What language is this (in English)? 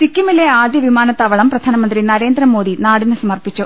Malayalam